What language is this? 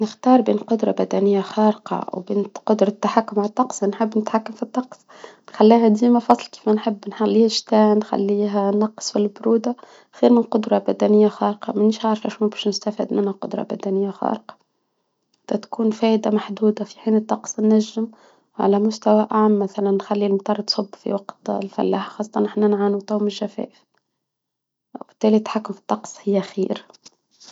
Tunisian Arabic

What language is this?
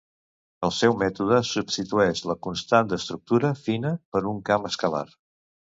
Catalan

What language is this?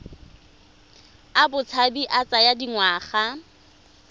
Tswana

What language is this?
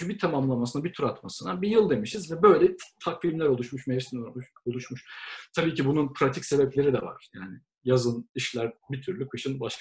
Turkish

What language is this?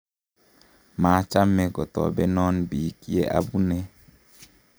Kalenjin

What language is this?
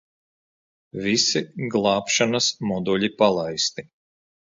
Latvian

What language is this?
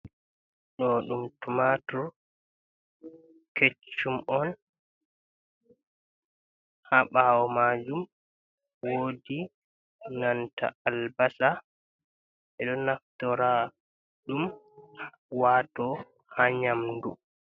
Fula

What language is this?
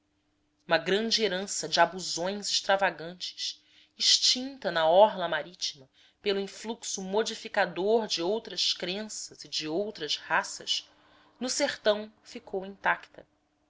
Portuguese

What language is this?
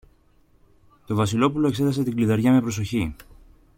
Greek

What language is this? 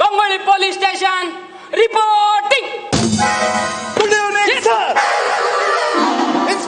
Hindi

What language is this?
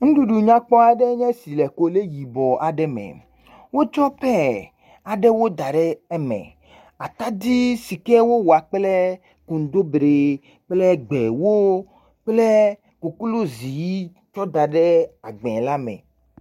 Ewe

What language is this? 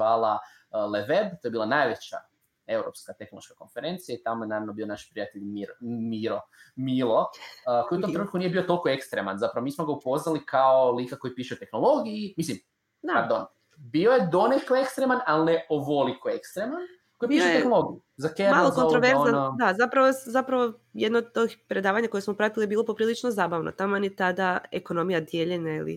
Croatian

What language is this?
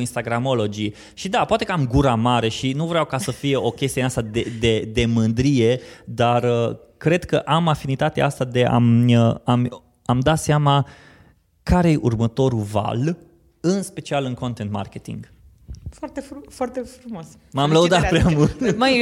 Romanian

